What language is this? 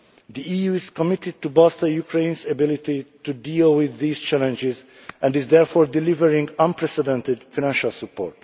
English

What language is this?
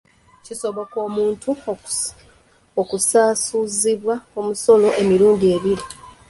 Ganda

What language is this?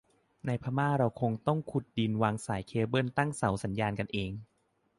Thai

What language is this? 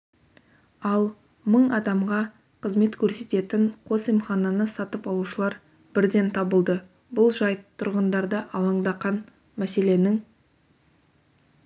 Kazakh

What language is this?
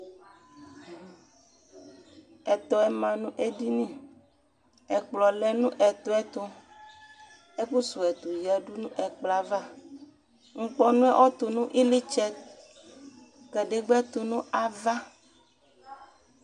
Ikposo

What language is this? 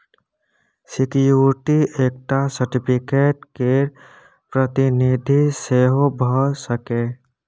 Maithili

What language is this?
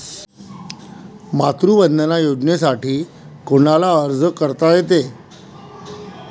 Marathi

